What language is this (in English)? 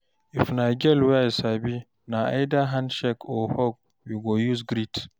Nigerian Pidgin